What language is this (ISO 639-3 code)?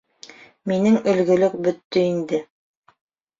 bak